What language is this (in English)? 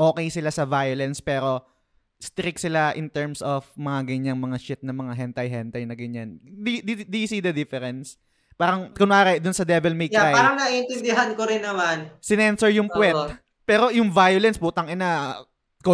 Filipino